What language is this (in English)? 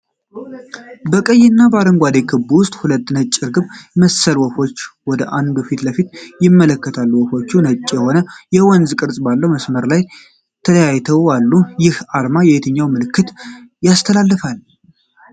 Amharic